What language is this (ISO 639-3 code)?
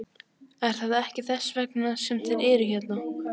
isl